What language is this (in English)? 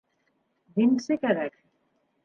Bashkir